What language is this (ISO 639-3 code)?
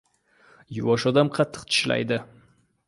uzb